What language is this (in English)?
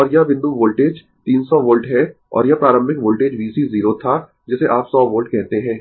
Hindi